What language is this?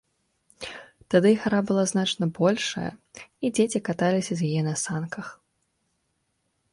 Belarusian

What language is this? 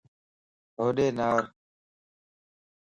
Lasi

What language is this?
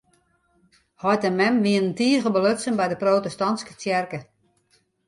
Western Frisian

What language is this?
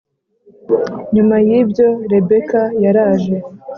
Kinyarwanda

